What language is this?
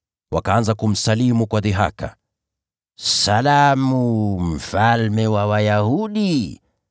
Swahili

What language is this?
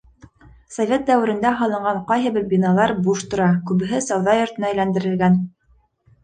Bashkir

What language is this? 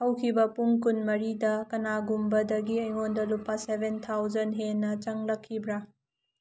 Manipuri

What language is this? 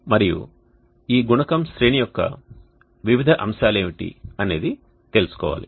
Telugu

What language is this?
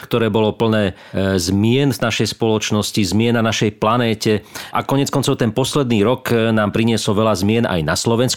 Slovak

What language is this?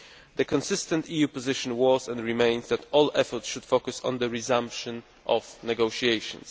English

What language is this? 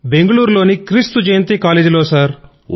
Telugu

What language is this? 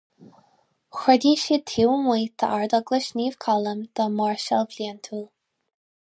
Irish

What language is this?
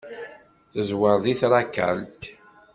Kabyle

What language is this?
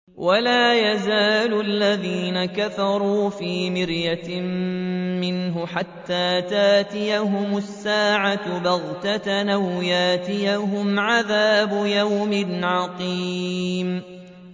Arabic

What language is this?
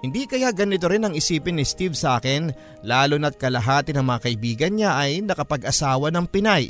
Filipino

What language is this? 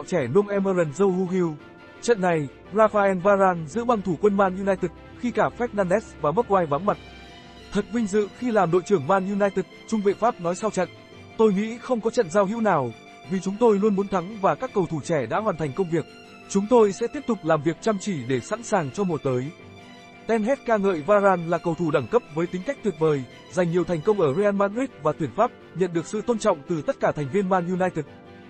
Vietnamese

